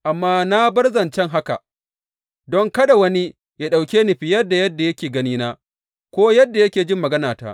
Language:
Hausa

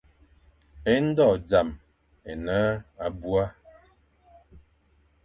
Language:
Fang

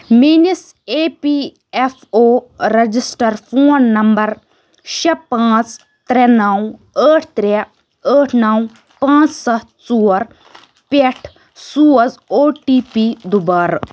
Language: Kashmiri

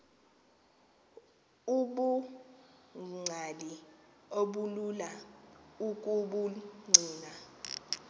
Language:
Xhosa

